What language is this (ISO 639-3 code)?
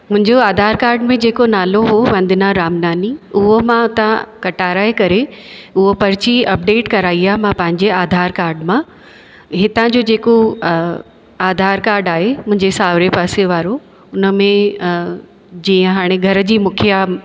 snd